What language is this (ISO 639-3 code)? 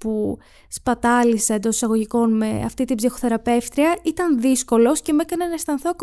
ell